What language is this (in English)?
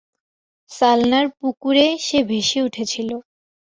Bangla